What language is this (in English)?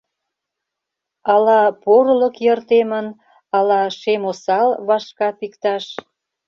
Mari